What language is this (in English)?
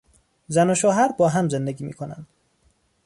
Persian